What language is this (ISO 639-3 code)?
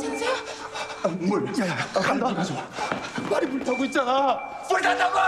kor